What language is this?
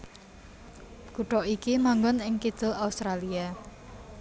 Javanese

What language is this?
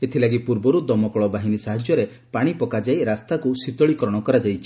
Odia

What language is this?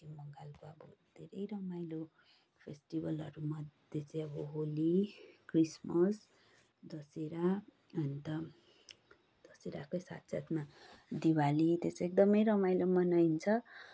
Nepali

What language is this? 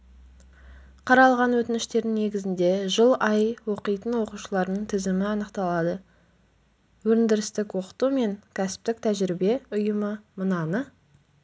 Kazakh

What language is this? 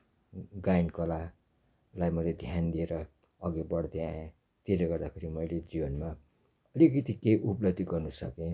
Nepali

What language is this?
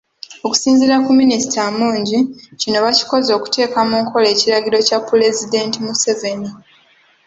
Ganda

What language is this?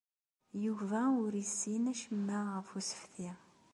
Kabyle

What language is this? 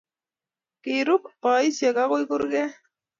Kalenjin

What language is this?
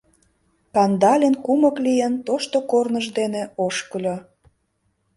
Mari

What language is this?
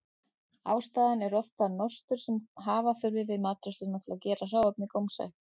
Icelandic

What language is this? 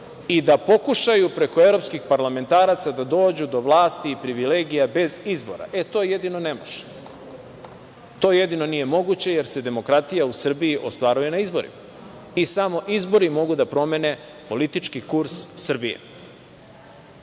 Serbian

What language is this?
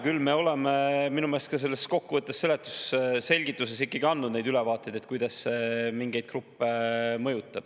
Estonian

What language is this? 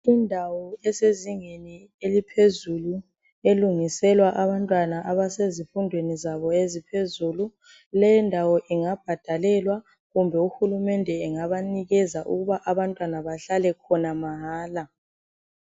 North Ndebele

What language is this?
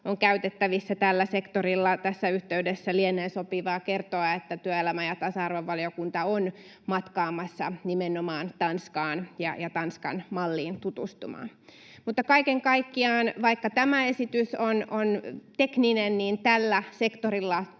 Finnish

